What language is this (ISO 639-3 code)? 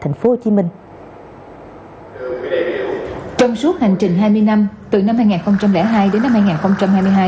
vie